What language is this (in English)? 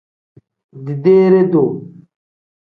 Tem